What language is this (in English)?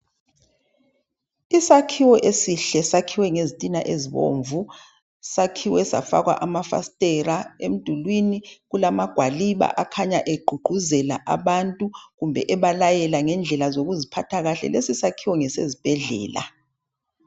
North Ndebele